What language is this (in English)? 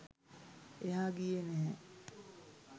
Sinhala